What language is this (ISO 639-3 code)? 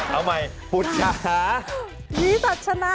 tha